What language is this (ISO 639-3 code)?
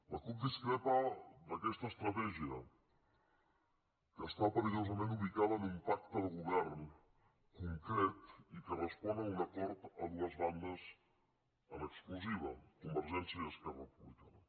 cat